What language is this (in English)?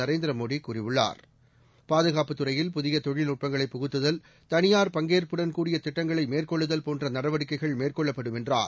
Tamil